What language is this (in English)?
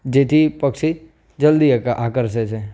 Gujarati